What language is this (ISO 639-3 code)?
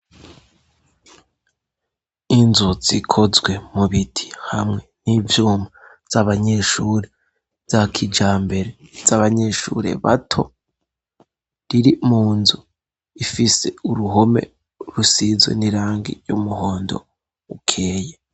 run